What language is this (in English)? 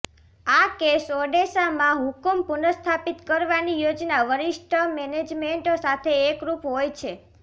Gujarati